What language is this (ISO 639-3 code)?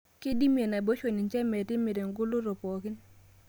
mas